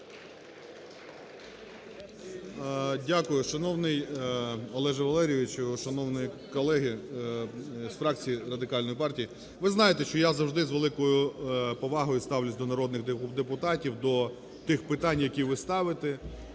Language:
Ukrainian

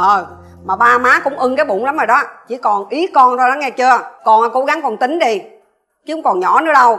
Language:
Vietnamese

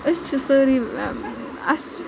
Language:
Kashmiri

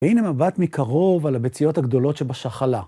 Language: Hebrew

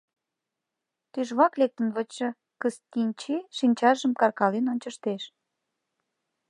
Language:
Mari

